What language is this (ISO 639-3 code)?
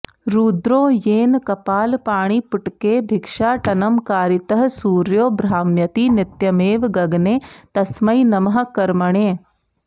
san